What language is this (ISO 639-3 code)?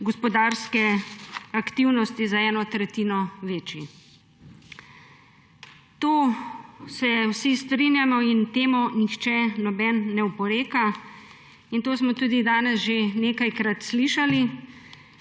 slv